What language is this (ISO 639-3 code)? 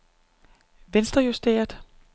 dan